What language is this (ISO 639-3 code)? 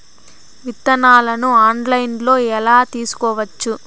tel